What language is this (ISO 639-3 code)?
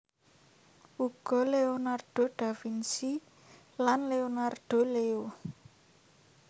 jav